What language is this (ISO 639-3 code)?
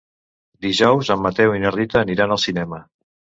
cat